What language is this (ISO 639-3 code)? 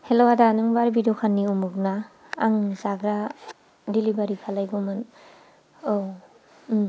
brx